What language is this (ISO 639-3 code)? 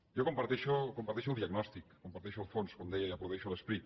cat